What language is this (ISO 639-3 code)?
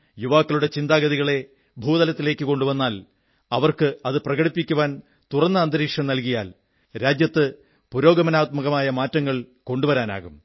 mal